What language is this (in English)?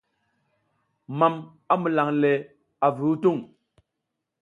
South Giziga